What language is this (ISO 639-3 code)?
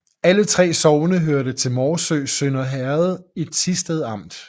dan